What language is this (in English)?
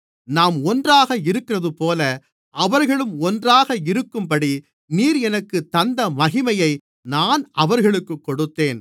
Tamil